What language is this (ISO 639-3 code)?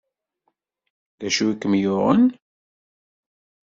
kab